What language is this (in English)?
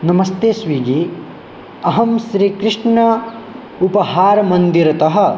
Sanskrit